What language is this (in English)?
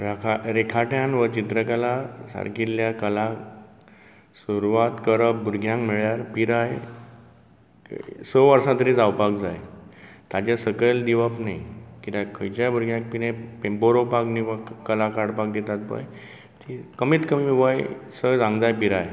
Konkani